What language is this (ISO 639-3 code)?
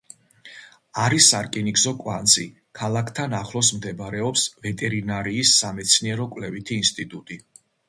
kat